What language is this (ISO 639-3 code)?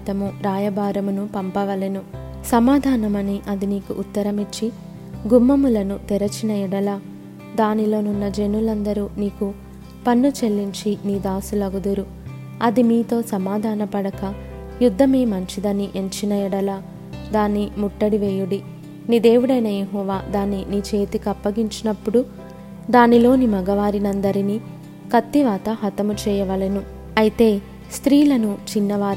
tel